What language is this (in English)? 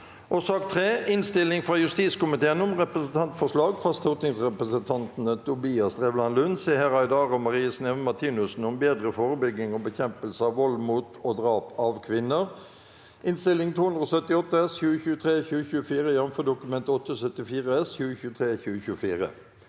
Norwegian